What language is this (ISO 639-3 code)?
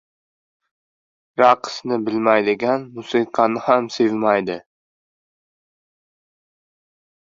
uzb